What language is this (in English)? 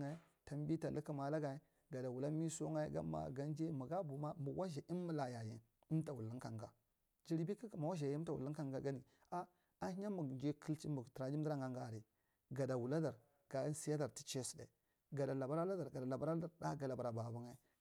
Marghi Central